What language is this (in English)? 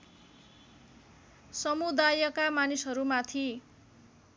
Nepali